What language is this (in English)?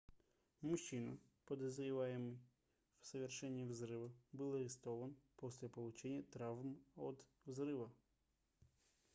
Russian